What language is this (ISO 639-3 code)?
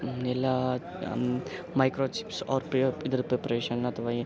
kan